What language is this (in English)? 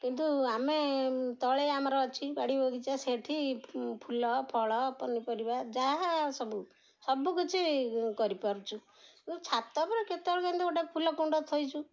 Odia